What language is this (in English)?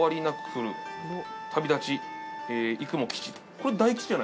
Japanese